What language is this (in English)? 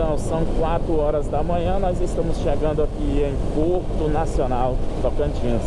Portuguese